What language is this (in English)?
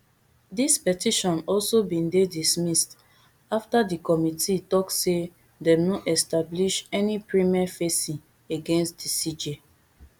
Nigerian Pidgin